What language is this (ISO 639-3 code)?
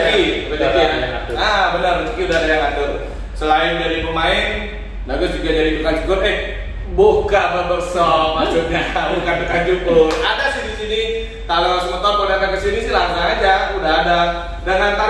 ind